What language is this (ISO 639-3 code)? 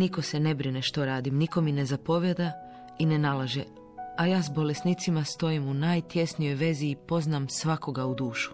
hrv